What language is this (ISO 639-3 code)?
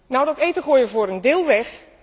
nld